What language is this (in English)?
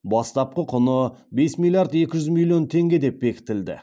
Kazakh